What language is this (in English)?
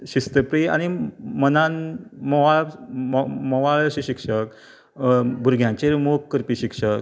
Konkani